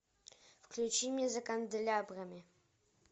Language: Russian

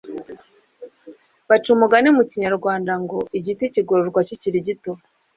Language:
Kinyarwanda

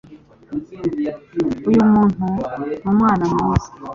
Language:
Kinyarwanda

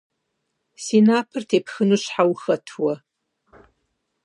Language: Kabardian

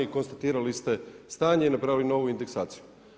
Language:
Croatian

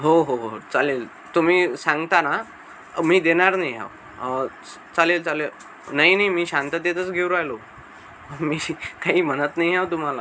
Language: Marathi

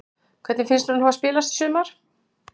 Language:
Icelandic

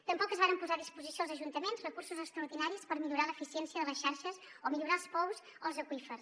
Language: Catalan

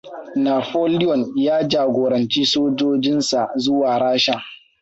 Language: Hausa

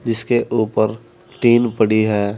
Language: Hindi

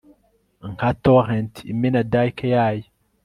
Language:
Kinyarwanda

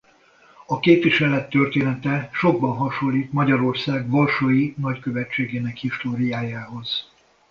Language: Hungarian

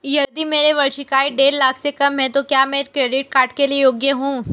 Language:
Hindi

